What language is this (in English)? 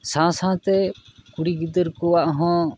Santali